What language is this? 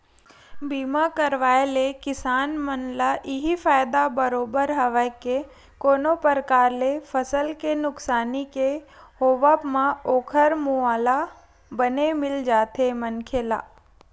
Chhattisgarhi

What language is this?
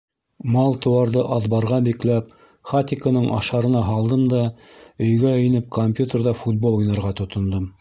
Bashkir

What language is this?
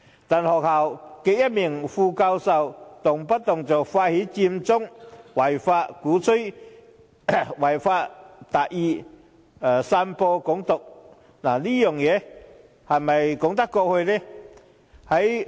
Cantonese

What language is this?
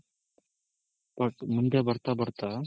Kannada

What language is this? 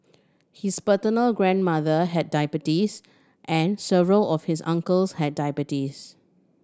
English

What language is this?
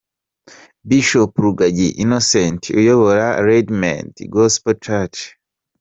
Kinyarwanda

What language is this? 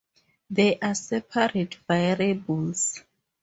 English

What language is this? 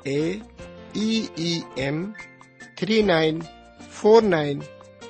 Urdu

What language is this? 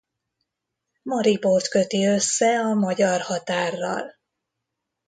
Hungarian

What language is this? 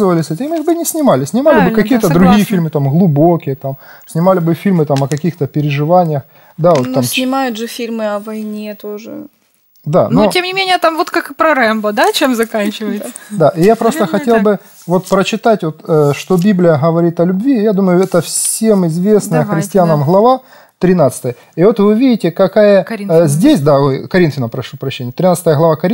Russian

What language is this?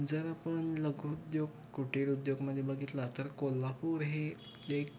Marathi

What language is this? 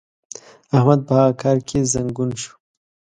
Pashto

